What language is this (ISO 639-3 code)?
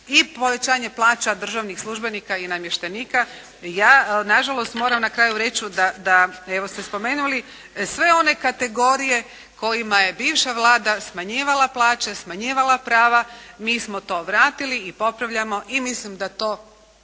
hrv